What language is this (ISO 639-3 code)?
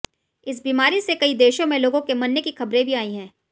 hin